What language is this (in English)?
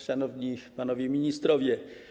Polish